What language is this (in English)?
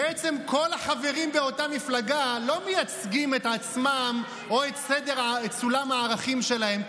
Hebrew